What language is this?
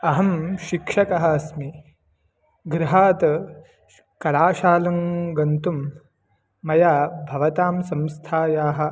Sanskrit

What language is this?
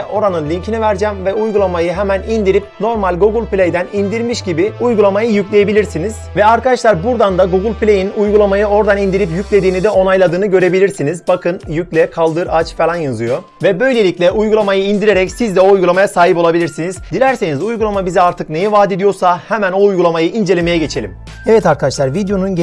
Turkish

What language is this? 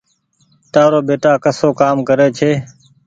Goaria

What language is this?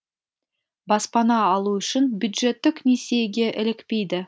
Kazakh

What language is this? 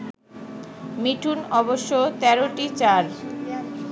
Bangla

